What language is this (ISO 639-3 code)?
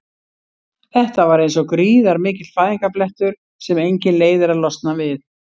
isl